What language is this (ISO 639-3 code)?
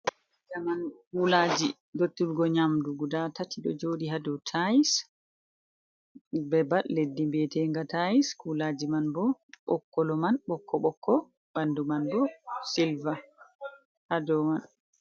ful